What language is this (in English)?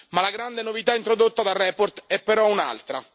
Italian